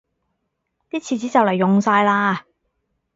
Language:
Cantonese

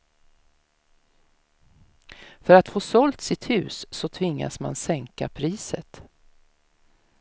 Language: Swedish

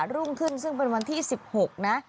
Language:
Thai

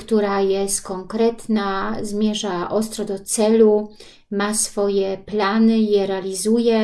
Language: Polish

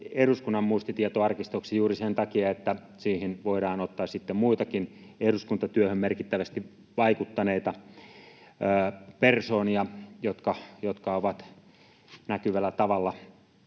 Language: Finnish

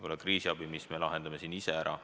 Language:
Estonian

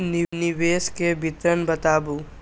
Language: Maithili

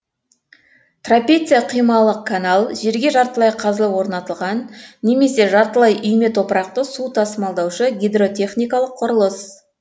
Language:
Kazakh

